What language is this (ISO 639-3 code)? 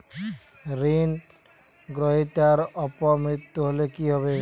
ben